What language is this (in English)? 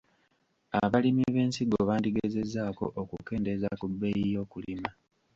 Ganda